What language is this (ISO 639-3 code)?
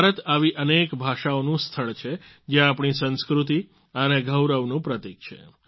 guj